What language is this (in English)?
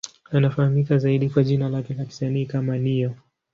Swahili